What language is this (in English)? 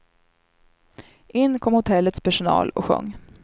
Swedish